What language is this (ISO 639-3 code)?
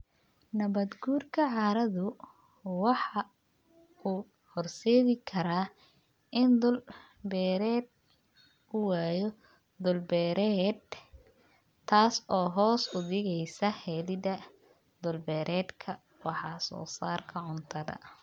som